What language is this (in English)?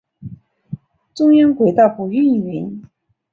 Chinese